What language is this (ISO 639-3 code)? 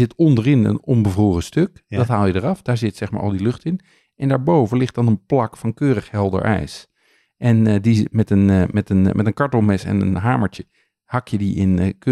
nld